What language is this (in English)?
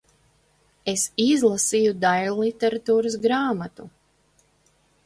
Latvian